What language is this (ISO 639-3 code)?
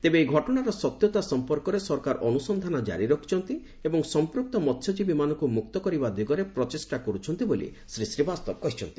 ori